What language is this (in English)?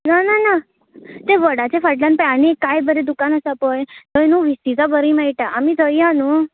Konkani